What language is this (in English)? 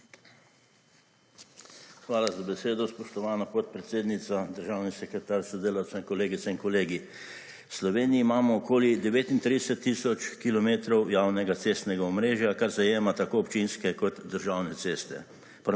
Slovenian